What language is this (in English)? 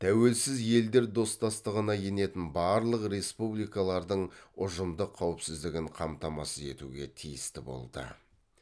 Kazakh